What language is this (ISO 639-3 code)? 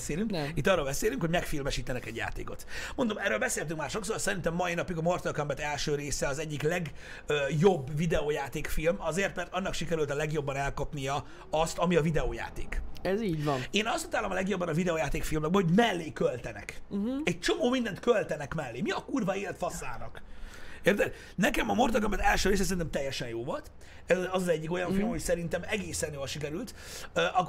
hun